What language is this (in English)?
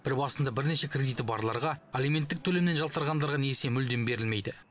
Kazakh